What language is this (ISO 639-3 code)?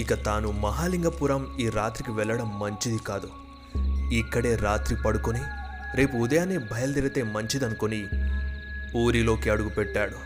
tel